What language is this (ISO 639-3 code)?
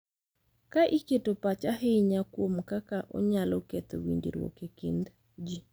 luo